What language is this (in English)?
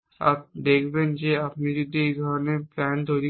Bangla